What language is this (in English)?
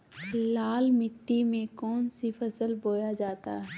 Magahi